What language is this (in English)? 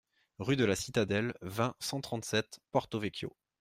French